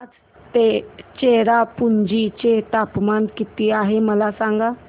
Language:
Marathi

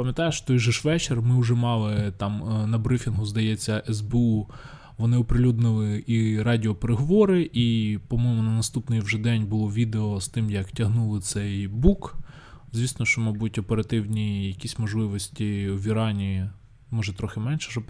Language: Ukrainian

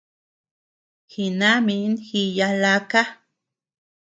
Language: Tepeuxila Cuicatec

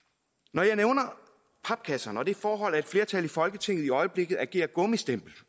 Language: Danish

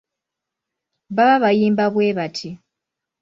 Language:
Ganda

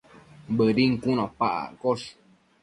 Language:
Matsés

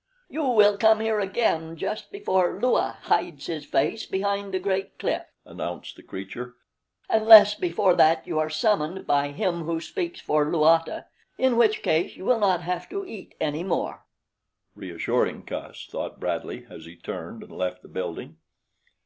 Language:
English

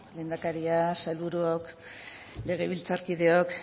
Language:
Basque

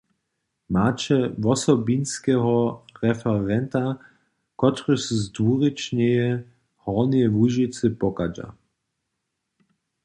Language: Upper Sorbian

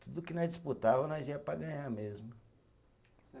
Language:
Portuguese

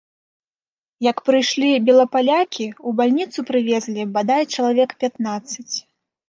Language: Belarusian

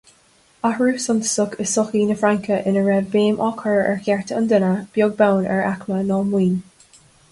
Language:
Irish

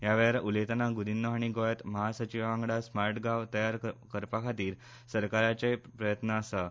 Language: Konkani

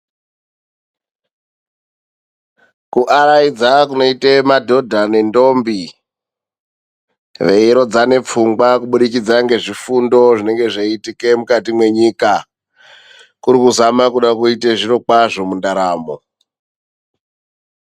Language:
Ndau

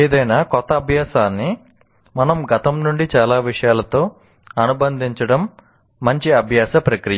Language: Telugu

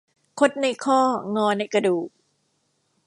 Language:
Thai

